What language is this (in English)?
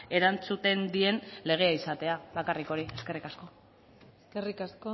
Basque